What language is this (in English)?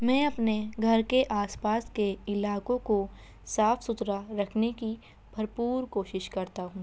Urdu